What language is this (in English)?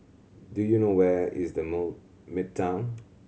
English